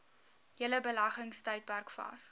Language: Afrikaans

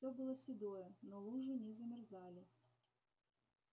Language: Russian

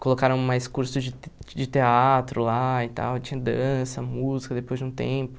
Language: Portuguese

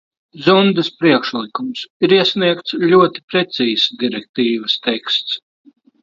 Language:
Latvian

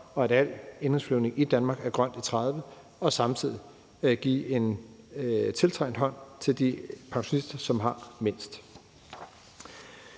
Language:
Danish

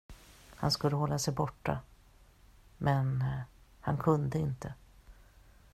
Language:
Swedish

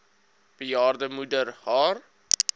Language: Afrikaans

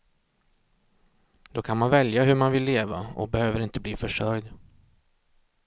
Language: Swedish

